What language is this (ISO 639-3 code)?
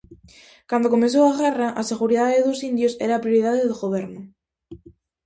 glg